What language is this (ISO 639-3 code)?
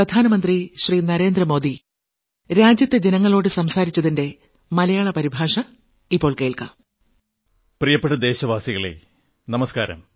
mal